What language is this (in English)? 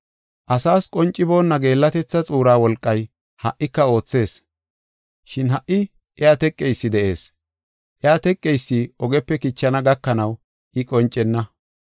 Gofa